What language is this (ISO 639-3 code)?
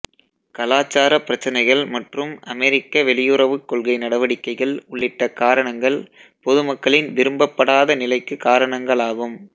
tam